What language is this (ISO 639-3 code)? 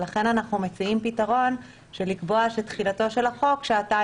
heb